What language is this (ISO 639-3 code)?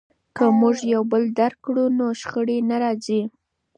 pus